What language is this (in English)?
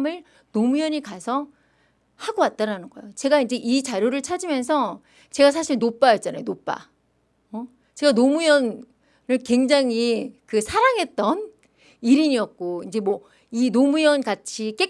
Korean